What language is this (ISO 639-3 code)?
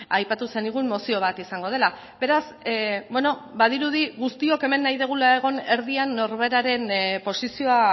eus